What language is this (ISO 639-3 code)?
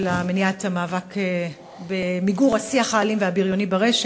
heb